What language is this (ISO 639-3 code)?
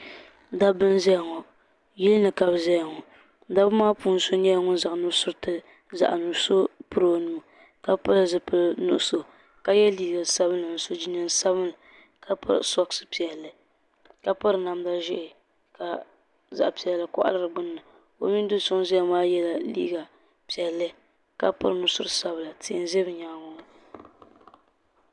dag